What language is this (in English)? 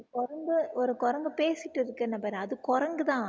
Tamil